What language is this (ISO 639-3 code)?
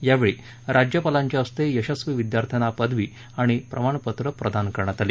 mar